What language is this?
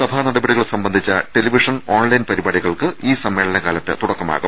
Malayalam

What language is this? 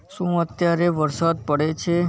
Gujarati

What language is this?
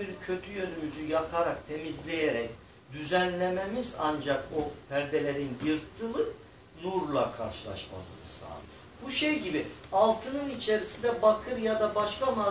Turkish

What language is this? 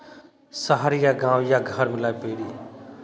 Hindi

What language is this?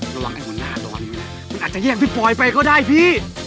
Thai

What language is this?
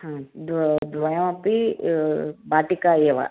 Sanskrit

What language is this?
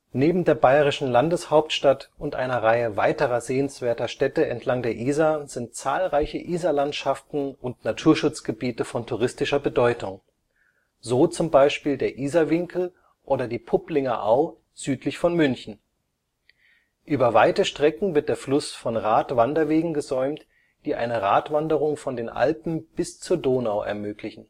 German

